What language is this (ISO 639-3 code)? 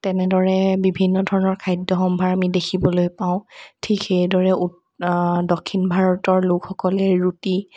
asm